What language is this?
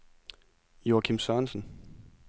Danish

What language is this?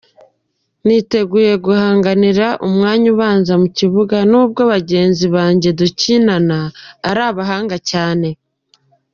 Kinyarwanda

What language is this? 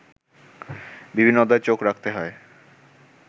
Bangla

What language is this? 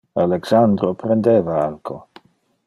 Interlingua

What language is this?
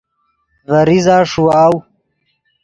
Yidgha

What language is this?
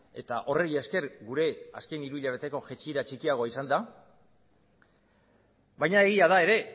Basque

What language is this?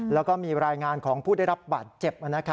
Thai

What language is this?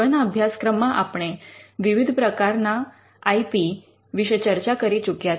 Gujarati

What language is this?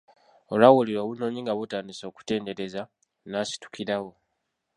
Ganda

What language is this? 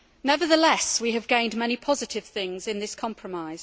English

